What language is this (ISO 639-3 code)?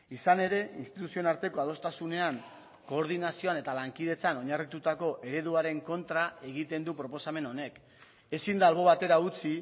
eus